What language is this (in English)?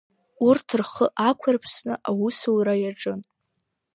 Abkhazian